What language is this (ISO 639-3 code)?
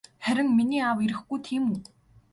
mon